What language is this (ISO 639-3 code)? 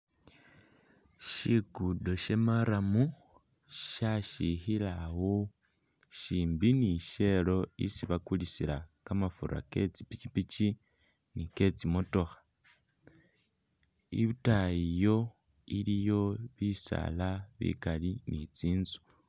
myx